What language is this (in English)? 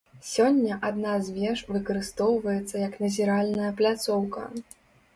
Belarusian